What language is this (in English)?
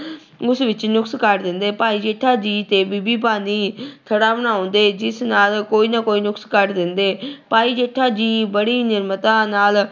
Punjabi